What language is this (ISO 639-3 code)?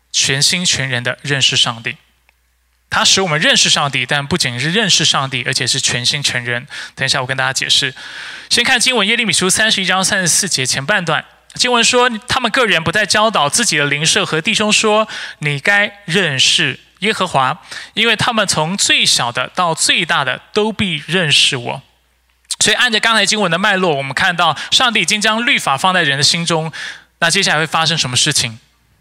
zho